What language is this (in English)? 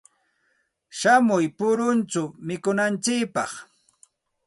Santa Ana de Tusi Pasco Quechua